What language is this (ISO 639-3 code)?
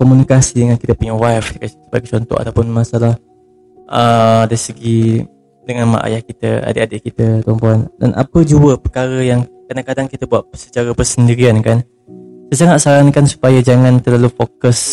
msa